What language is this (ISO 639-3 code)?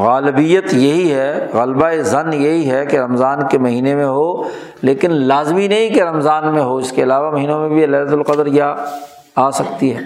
urd